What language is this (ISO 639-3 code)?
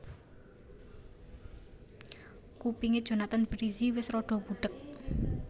jav